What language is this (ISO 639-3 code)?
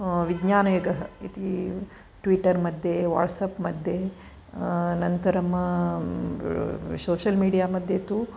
san